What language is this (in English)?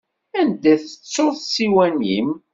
Kabyle